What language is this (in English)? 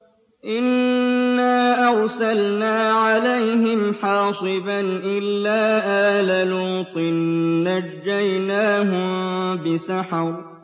Arabic